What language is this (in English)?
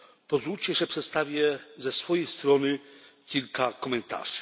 Polish